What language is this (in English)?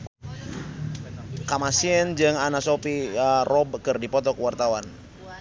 Sundanese